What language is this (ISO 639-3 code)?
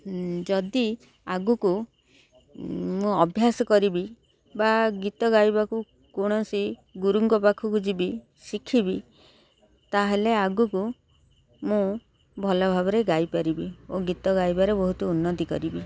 ori